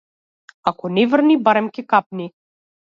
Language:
Macedonian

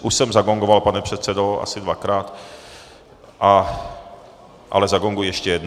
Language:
Czech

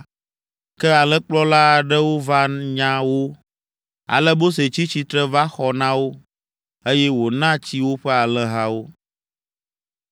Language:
Ewe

